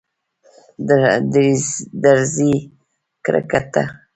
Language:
Pashto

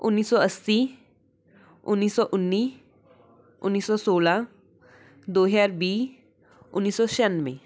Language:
Punjabi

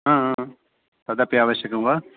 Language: Sanskrit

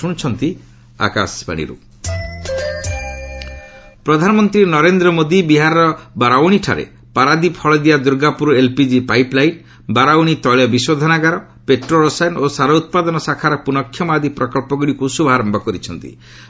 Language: Odia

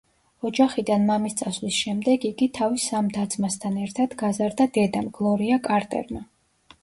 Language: Georgian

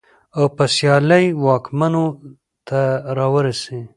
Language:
Pashto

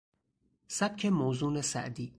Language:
Persian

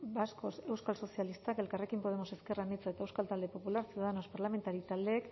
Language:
Basque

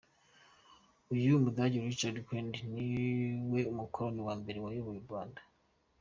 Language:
Kinyarwanda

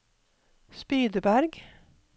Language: Norwegian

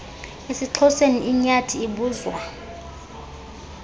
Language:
Xhosa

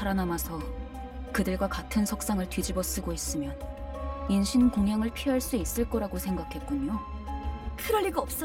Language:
Korean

